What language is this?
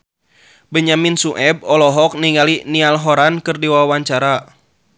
Sundanese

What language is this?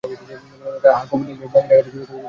Bangla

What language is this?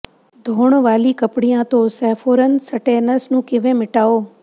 Punjabi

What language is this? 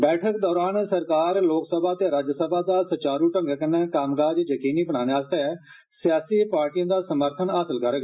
Dogri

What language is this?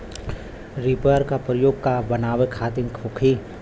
Bhojpuri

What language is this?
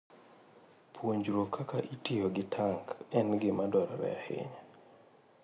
Luo (Kenya and Tanzania)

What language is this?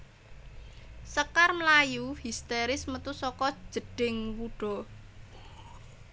Javanese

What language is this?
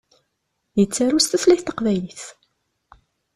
Kabyle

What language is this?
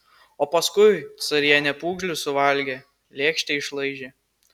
Lithuanian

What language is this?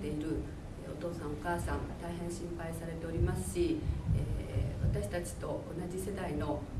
Japanese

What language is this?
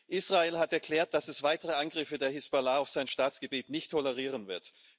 German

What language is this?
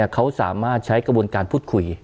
Thai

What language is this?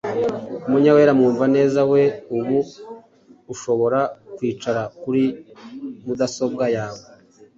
Kinyarwanda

